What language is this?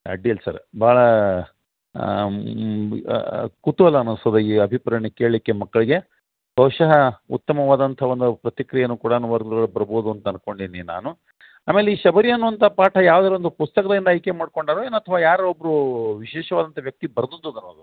Kannada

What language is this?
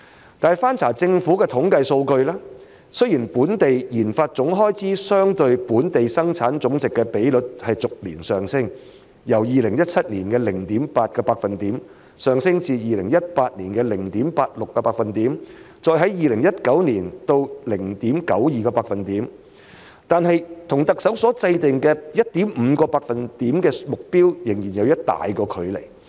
Cantonese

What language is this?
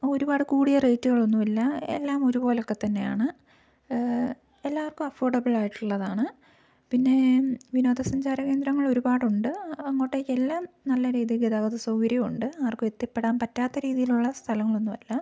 Malayalam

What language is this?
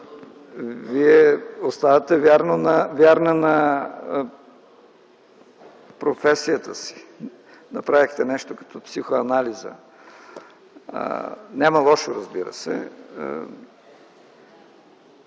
Bulgarian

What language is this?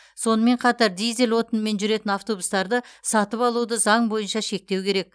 Kazakh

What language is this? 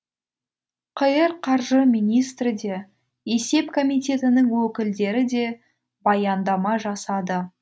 Kazakh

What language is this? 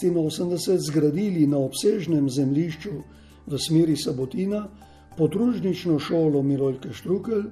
Italian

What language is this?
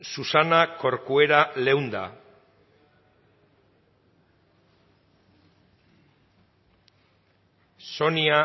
Basque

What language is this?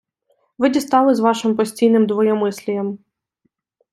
Ukrainian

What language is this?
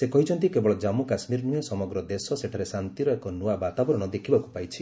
Odia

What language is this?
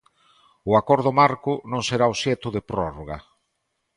Galician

